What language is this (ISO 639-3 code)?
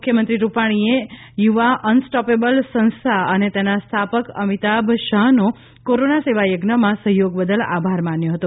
guj